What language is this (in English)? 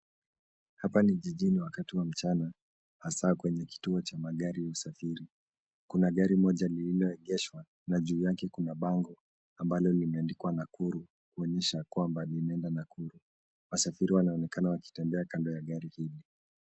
Swahili